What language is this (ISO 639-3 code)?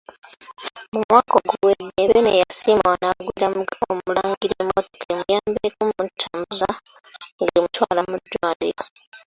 lug